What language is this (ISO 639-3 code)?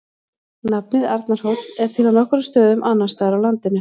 isl